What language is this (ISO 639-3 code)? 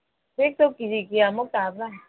mni